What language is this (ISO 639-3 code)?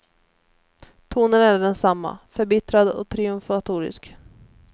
swe